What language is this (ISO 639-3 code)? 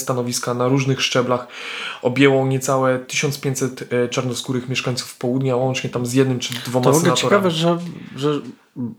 pol